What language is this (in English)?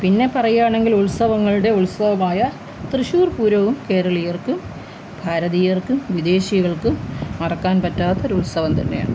Malayalam